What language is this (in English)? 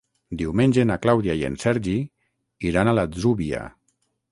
Catalan